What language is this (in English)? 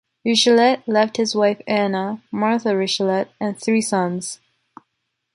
English